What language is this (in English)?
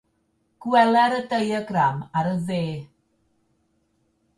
Welsh